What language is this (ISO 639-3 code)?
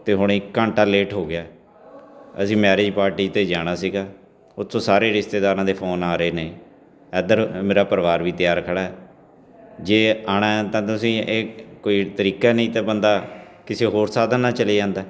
pan